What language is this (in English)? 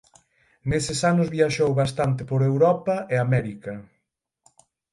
Galician